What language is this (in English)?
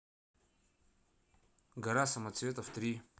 Russian